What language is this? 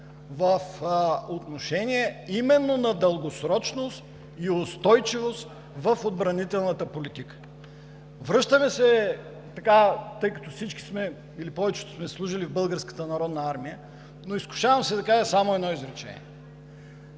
Bulgarian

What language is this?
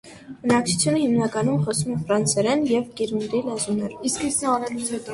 Armenian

